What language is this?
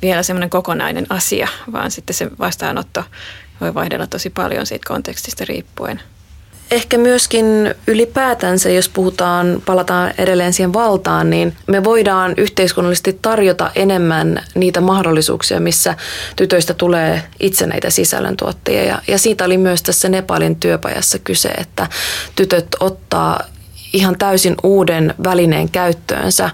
Finnish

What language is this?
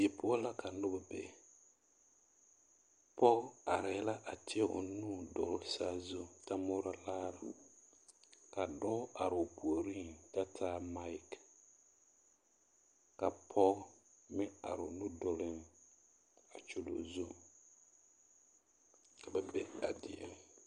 Southern Dagaare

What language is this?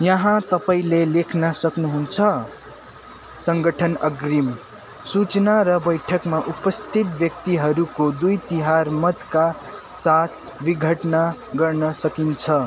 Nepali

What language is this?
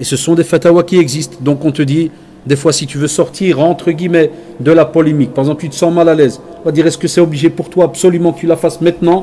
French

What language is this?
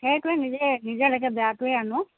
Assamese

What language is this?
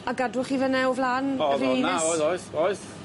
Welsh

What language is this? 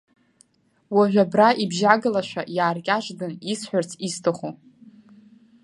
Abkhazian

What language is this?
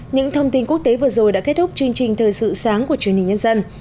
Vietnamese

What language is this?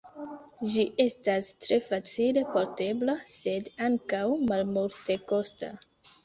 Esperanto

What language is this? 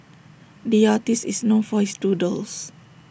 English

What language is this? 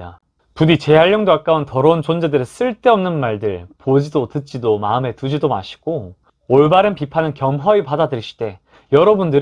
Korean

